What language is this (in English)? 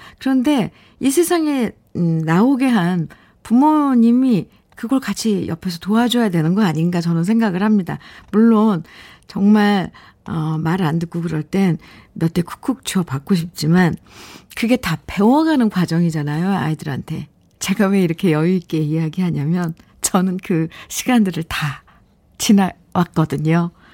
Korean